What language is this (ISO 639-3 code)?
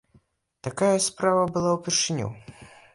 bel